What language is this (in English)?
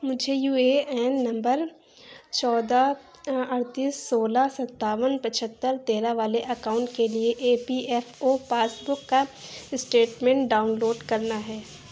Urdu